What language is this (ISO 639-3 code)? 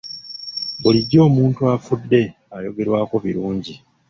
lug